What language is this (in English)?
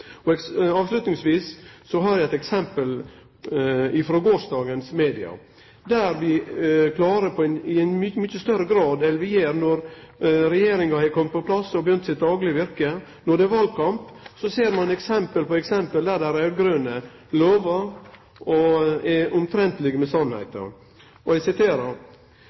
Norwegian Nynorsk